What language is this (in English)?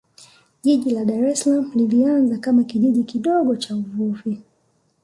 Swahili